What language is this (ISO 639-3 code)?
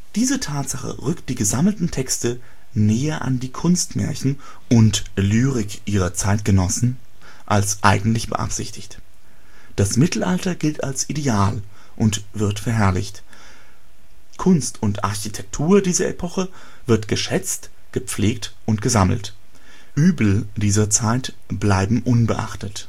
deu